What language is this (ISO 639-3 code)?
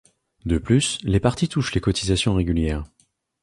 fra